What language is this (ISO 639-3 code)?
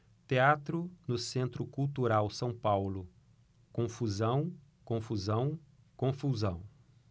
por